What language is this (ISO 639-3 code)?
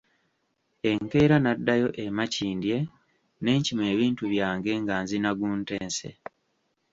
lug